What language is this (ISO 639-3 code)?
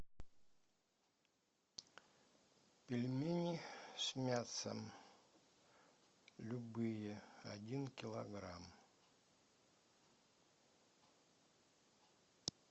rus